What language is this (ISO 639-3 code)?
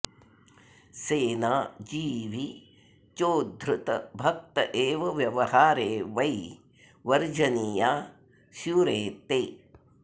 san